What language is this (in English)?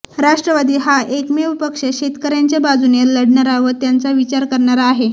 Marathi